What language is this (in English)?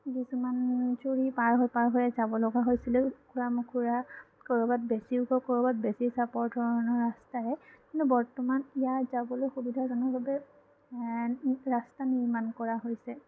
Assamese